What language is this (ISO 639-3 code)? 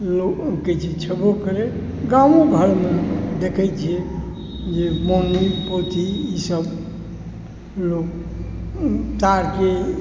mai